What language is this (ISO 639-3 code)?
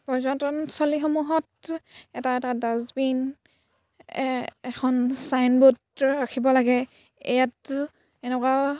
asm